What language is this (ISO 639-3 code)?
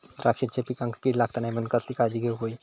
mar